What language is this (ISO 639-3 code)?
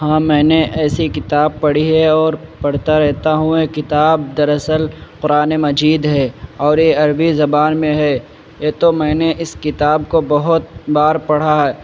urd